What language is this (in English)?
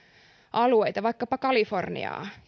Finnish